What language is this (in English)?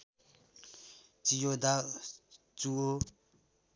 Nepali